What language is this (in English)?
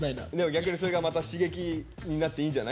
Japanese